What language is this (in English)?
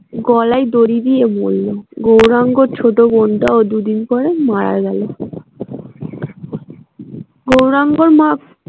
Bangla